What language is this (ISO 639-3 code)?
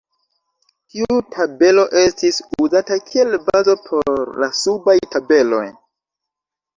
epo